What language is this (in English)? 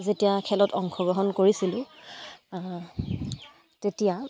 Assamese